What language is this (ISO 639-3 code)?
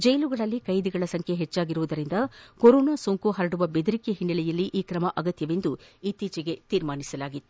kan